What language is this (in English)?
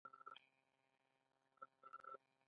Pashto